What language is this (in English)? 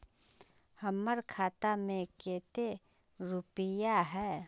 Magahi